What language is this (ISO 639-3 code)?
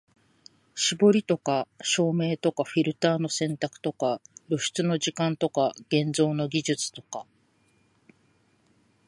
jpn